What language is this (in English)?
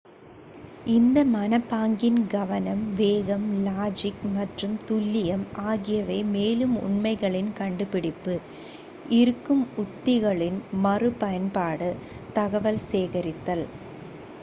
Tamil